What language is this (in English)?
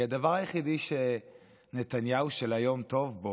Hebrew